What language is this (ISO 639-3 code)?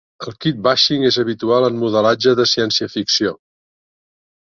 cat